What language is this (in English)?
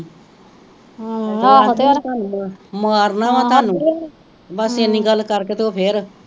Punjabi